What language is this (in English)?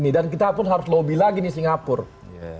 Indonesian